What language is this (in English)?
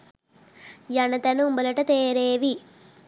Sinhala